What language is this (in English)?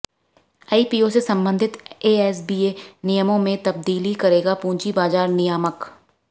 Hindi